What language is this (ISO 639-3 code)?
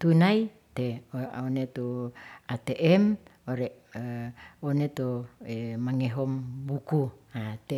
rth